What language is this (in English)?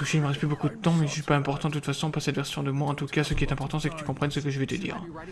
French